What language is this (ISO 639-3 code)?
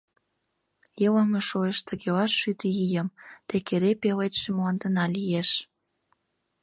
chm